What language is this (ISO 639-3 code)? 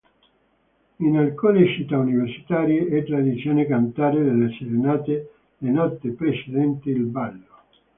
ita